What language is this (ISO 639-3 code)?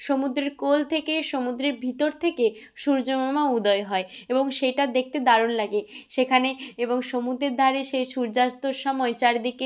ben